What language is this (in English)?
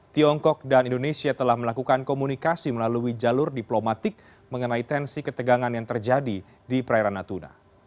Indonesian